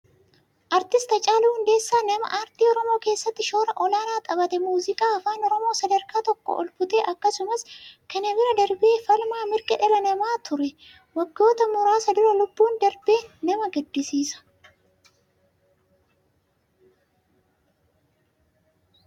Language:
Oromo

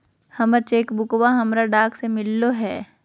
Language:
Magahi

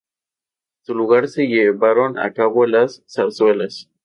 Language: Spanish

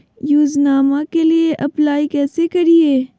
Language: Magahi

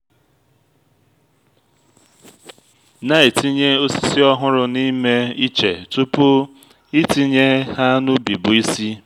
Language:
Igbo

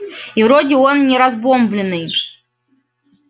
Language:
Russian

